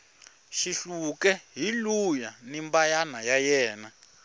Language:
Tsonga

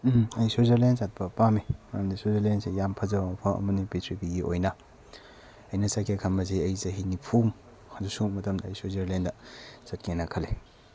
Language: Manipuri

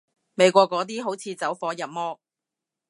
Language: Cantonese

